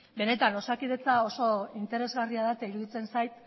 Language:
Basque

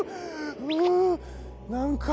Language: Japanese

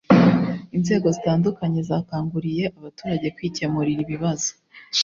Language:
Kinyarwanda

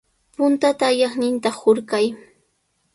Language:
Sihuas Ancash Quechua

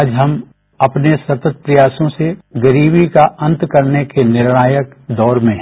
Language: Hindi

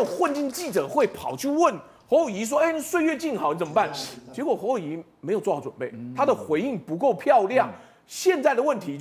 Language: Chinese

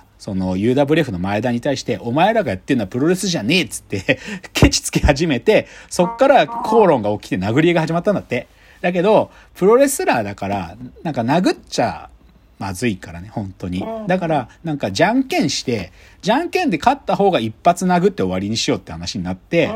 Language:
Japanese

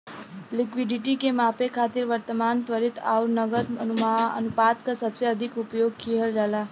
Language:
Bhojpuri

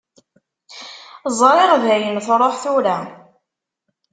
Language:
Kabyle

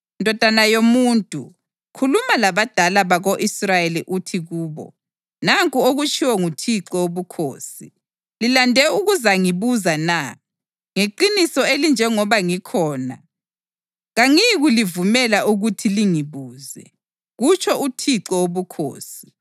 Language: North Ndebele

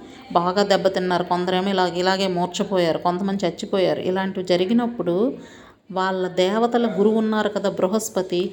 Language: Telugu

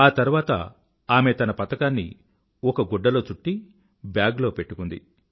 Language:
Telugu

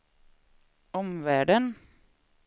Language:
Swedish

